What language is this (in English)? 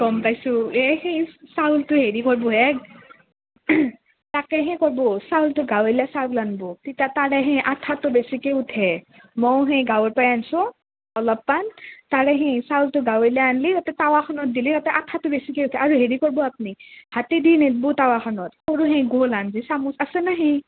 Assamese